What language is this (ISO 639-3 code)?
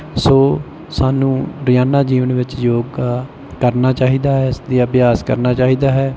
pan